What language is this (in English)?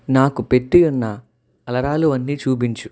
Telugu